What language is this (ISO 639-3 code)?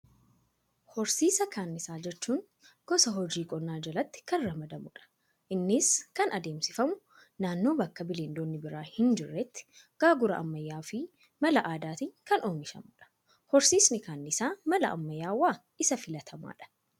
orm